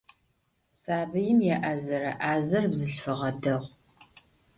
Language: Adyghe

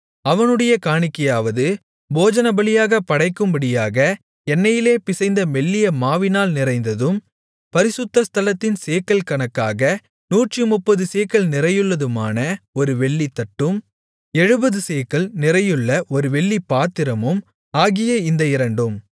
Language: Tamil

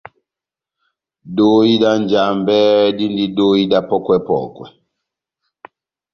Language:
Batanga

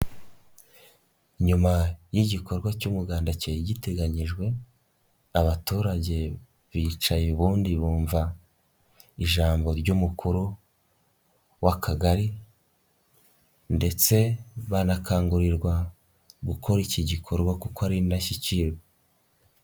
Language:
Kinyarwanda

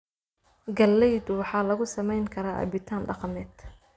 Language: Somali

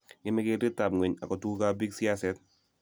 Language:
Kalenjin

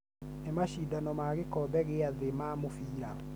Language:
Kikuyu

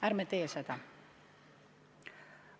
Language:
Estonian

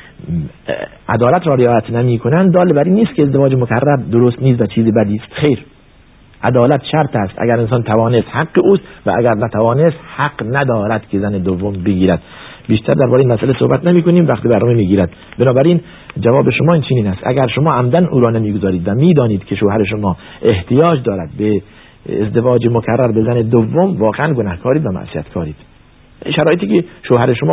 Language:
Persian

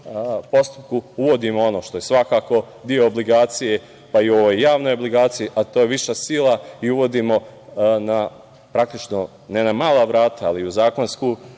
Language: Serbian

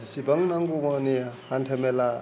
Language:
Bodo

